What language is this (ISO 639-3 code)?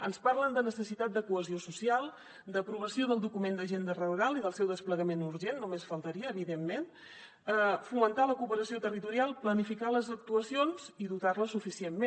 cat